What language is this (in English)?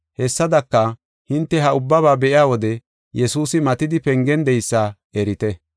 Gofa